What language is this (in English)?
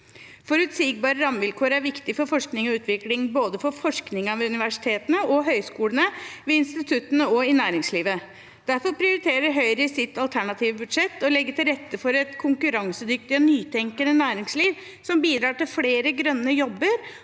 Norwegian